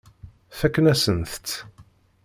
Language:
Kabyle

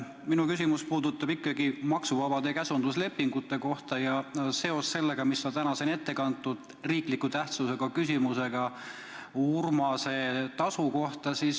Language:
Estonian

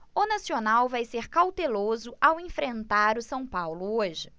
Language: Portuguese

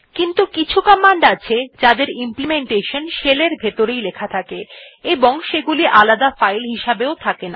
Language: Bangla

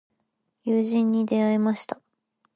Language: Japanese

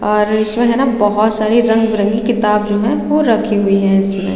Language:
Hindi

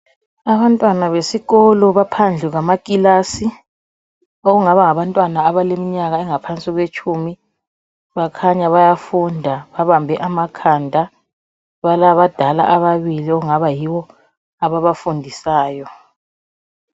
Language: North Ndebele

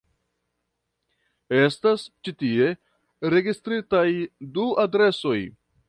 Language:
Esperanto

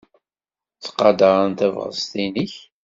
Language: Kabyle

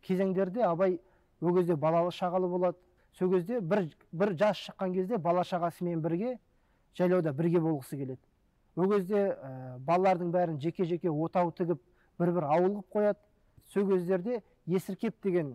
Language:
Turkish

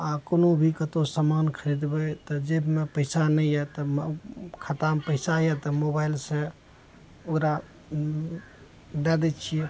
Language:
Maithili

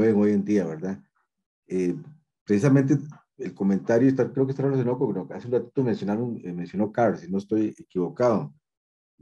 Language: Spanish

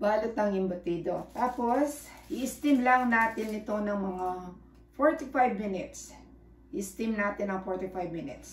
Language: Filipino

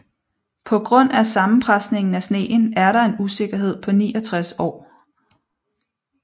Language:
Danish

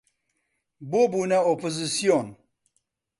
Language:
Central Kurdish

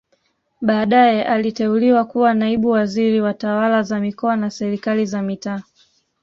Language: Swahili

